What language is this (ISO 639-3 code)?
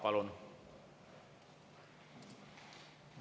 est